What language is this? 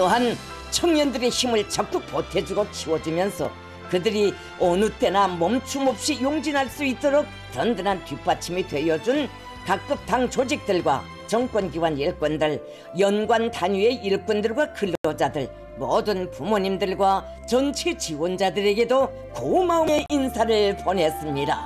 Korean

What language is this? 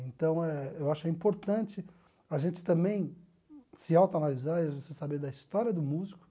Portuguese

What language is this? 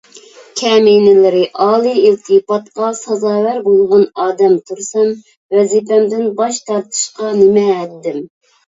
Uyghur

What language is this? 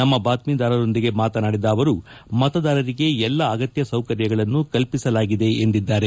Kannada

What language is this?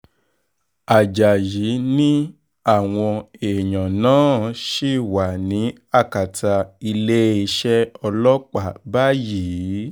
Yoruba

